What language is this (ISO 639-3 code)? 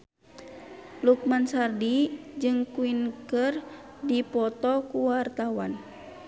sun